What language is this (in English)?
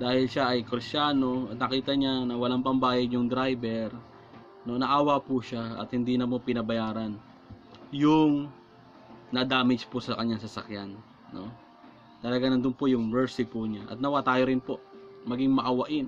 Filipino